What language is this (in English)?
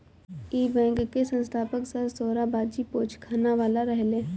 Bhojpuri